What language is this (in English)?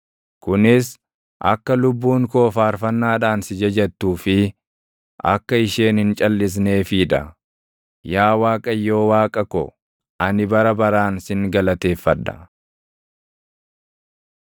Oromo